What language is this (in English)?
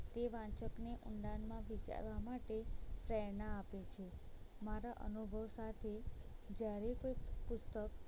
Gujarati